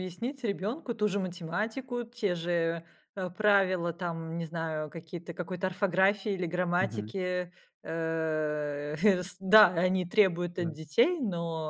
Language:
Russian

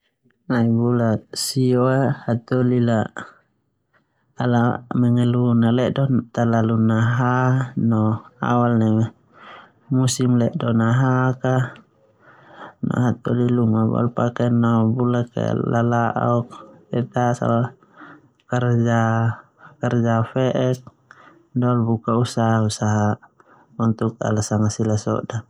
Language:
Termanu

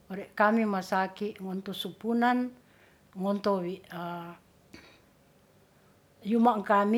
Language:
Ratahan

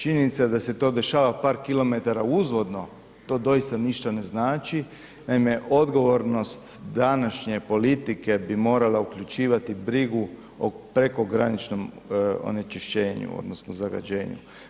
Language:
Croatian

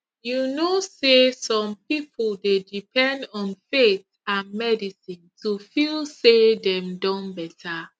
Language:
Nigerian Pidgin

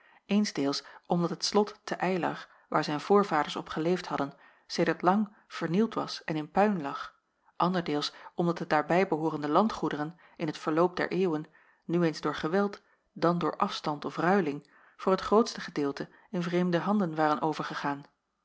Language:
Dutch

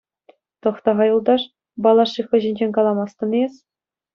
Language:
Chuvash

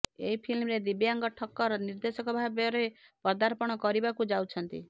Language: Odia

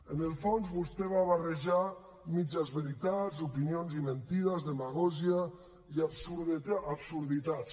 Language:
Catalan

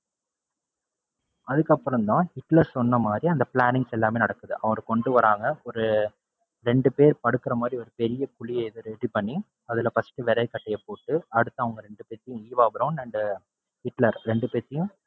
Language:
Tamil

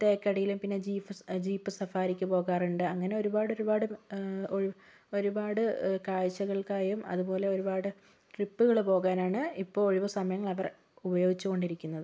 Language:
Malayalam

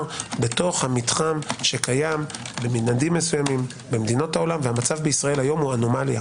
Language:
Hebrew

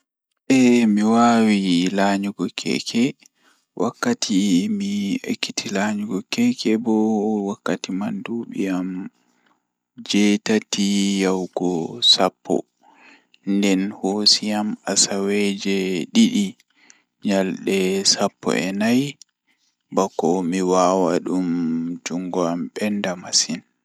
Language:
Fula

